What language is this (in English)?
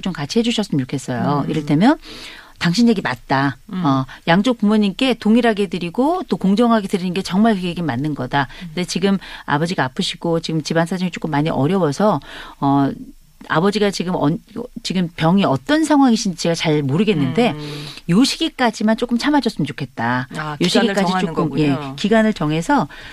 Korean